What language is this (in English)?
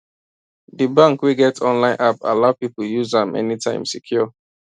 Nigerian Pidgin